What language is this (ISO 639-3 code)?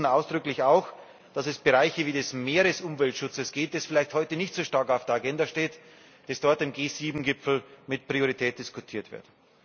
deu